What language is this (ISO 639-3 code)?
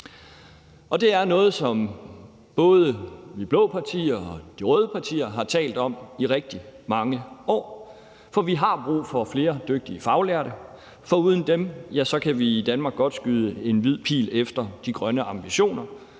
dan